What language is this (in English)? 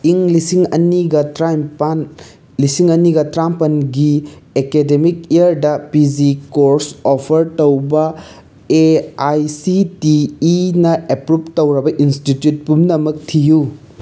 Manipuri